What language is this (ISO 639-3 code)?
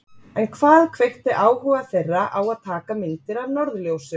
isl